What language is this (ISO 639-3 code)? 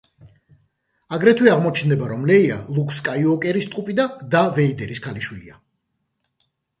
kat